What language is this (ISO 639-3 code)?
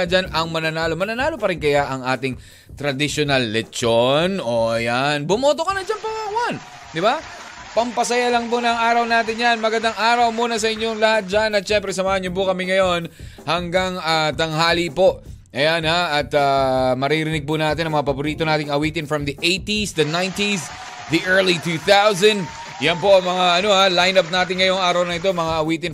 fil